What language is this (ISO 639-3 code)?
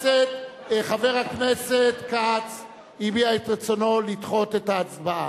heb